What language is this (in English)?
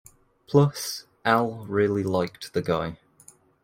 English